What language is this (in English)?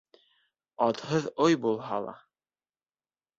Bashkir